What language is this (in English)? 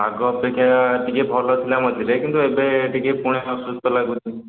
Odia